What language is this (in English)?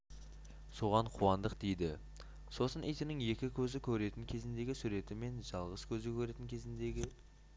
Kazakh